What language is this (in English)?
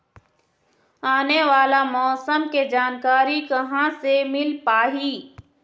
Chhattisgarhi